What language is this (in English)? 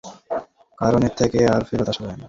Bangla